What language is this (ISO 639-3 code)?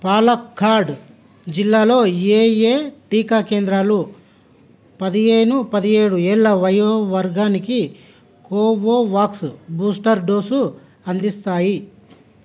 tel